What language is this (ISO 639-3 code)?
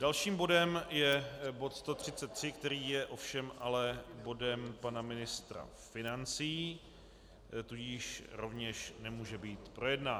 ces